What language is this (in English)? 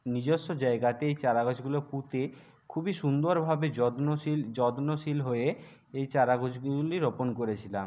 Bangla